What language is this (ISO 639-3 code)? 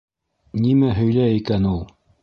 bak